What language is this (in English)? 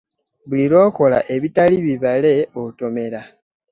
Ganda